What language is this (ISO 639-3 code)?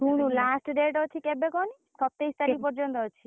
ori